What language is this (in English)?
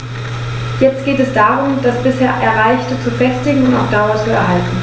German